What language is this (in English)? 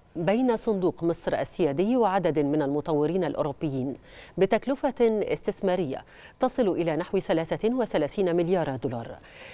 Arabic